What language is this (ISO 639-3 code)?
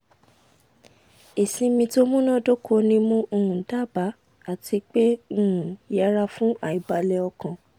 yor